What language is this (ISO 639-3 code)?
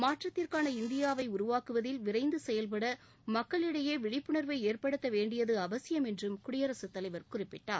tam